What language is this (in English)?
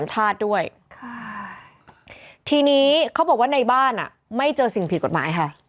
Thai